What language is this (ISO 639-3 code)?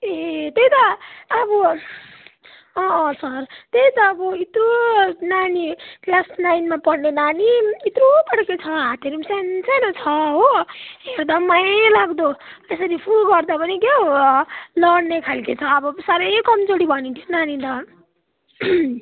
nep